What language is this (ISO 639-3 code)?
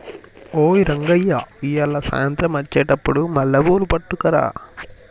tel